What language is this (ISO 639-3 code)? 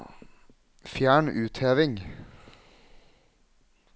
nor